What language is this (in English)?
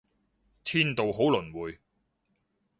Cantonese